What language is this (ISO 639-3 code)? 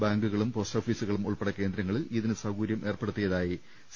mal